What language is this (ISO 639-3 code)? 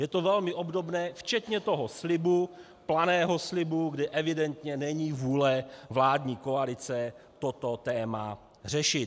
ces